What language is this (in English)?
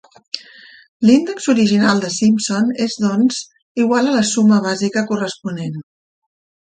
Catalan